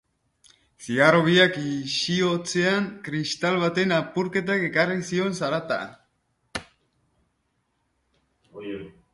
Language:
Basque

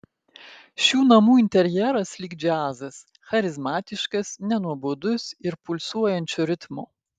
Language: Lithuanian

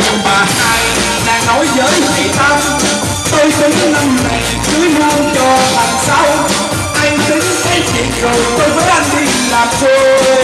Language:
Vietnamese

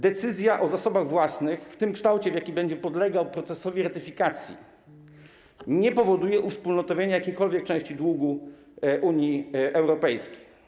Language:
Polish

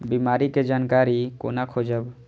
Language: Maithili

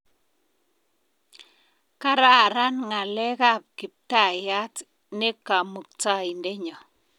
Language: Kalenjin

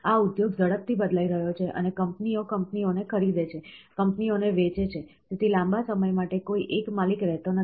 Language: Gujarati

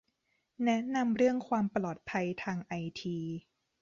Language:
Thai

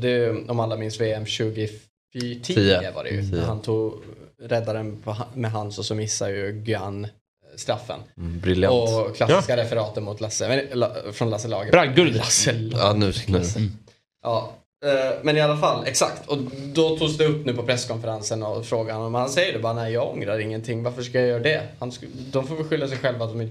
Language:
Swedish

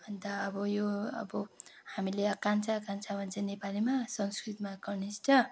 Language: Nepali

